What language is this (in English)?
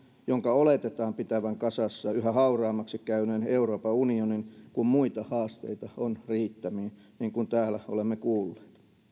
Finnish